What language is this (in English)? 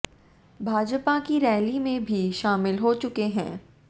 Hindi